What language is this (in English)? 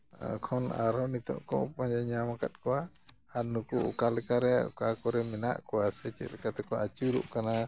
Santali